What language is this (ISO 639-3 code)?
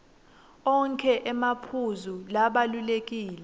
ssw